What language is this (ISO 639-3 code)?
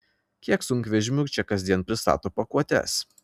lit